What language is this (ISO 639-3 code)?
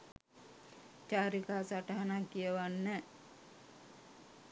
sin